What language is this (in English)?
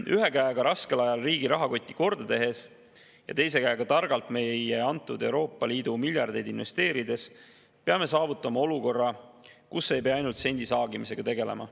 Estonian